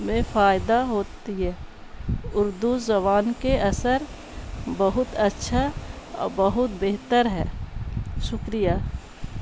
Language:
Urdu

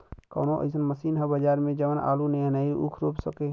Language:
Bhojpuri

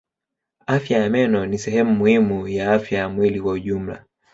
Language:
Swahili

